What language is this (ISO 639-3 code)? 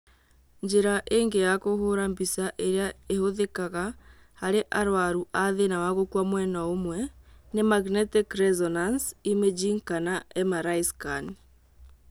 kik